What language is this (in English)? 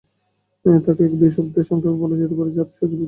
Bangla